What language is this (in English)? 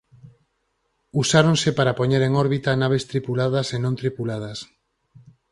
Galician